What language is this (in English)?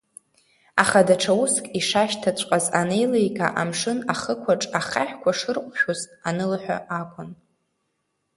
Abkhazian